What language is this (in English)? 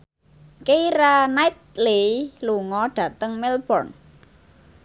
Javanese